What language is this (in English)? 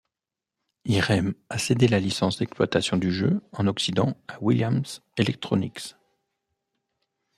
French